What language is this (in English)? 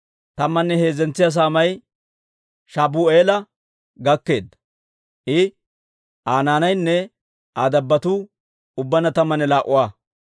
Dawro